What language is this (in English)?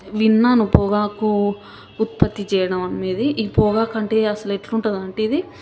Telugu